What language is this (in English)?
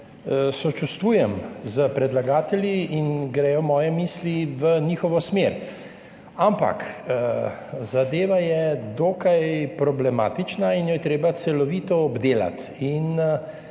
Slovenian